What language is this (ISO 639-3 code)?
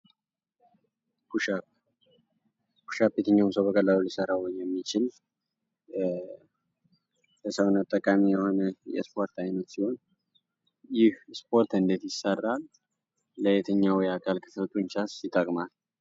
amh